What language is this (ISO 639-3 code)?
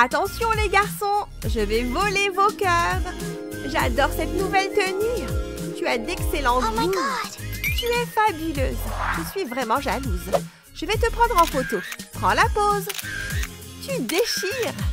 fra